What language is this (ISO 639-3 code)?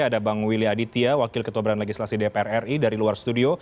ind